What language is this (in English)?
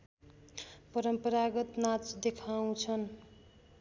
Nepali